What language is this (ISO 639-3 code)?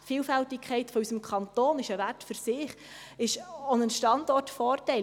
gsw